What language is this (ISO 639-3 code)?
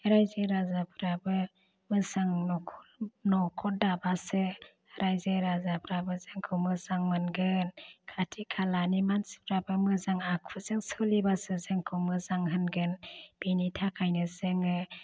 brx